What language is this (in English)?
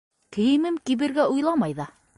Bashkir